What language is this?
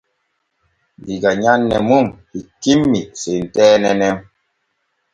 Borgu Fulfulde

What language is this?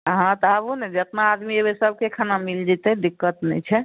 Maithili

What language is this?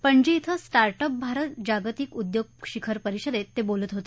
Marathi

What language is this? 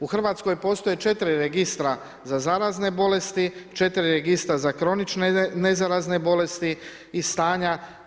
Croatian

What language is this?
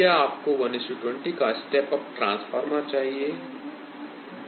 Hindi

